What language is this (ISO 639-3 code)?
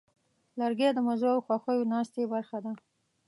pus